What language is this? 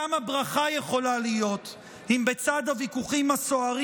Hebrew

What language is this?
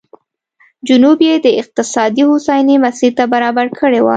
Pashto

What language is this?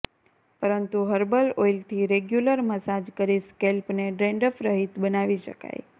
Gujarati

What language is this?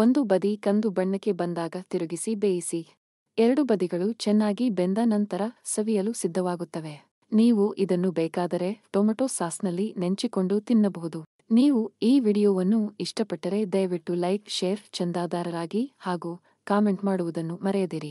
Kannada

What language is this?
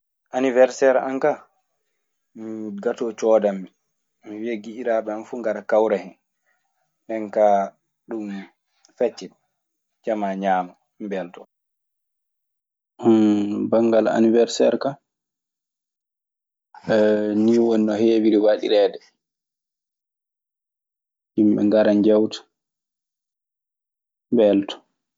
Maasina Fulfulde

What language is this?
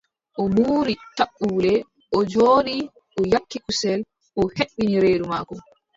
Adamawa Fulfulde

